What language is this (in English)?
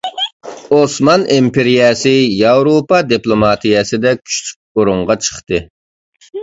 Uyghur